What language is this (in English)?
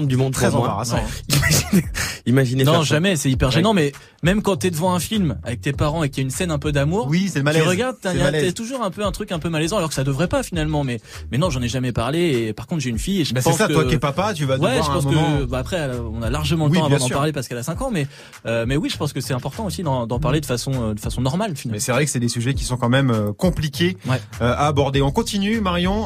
French